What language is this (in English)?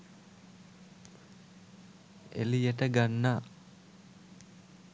Sinhala